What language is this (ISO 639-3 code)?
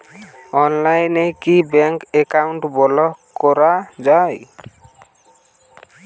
ben